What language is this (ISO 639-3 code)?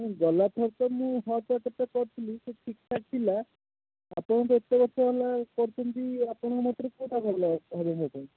ori